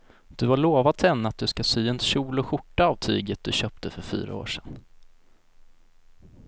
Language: Swedish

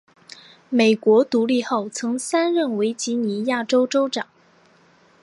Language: Chinese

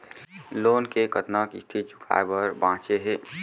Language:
Chhattisgarhi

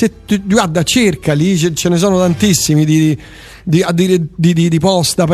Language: Italian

